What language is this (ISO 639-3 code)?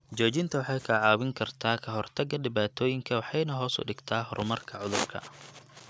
som